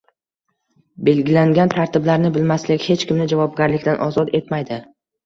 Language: Uzbek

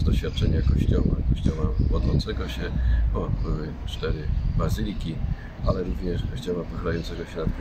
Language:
Polish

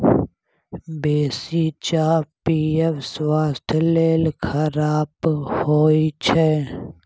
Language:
Maithili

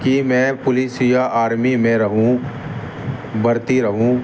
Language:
Urdu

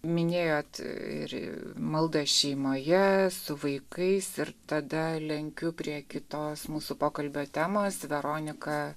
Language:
Lithuanian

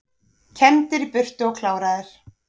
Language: Icelandic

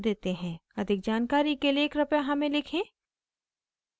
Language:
Hindi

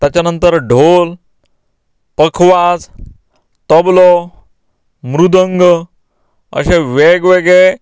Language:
Konkani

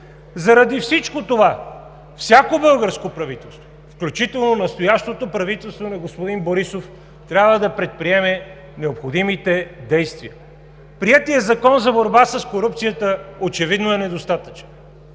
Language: Bulgarian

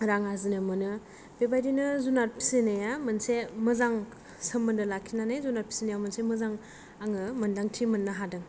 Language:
Bodo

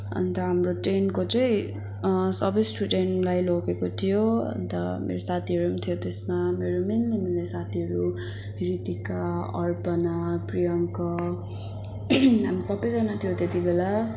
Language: Nepali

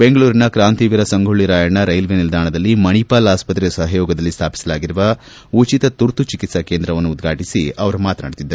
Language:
Kannada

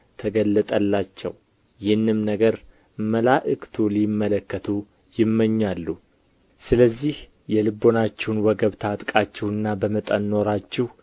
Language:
Amharic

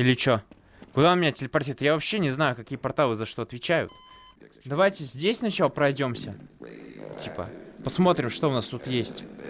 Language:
Russian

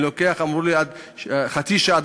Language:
Hebrew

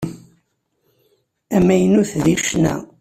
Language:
Kabyle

